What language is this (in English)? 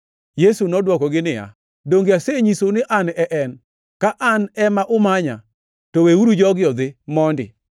Luo (Kenya and Tanzania)